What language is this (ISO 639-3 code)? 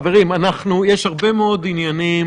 heb